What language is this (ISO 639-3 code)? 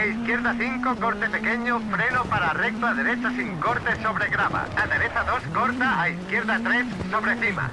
spa